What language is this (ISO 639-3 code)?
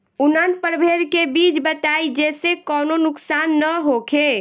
bho